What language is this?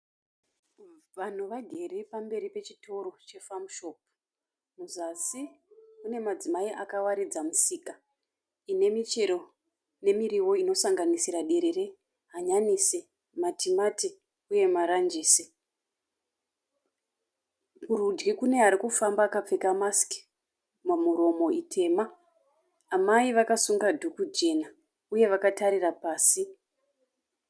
Shona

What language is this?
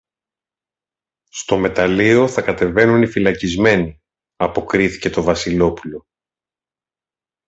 Greek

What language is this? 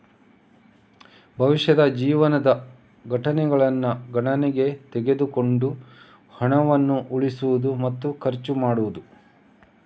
Kannada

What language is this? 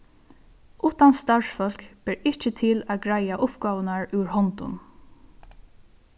Faroese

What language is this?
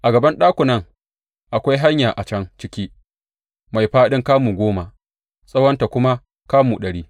Hausa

